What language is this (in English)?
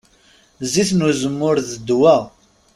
Kabyle